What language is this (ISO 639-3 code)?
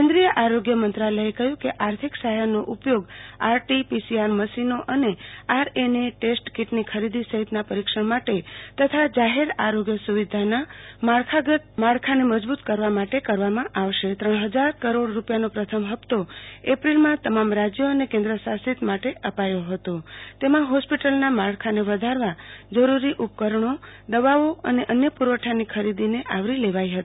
guj